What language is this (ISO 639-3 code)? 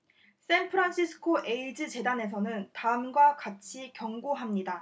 kor